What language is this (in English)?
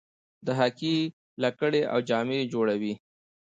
Pashto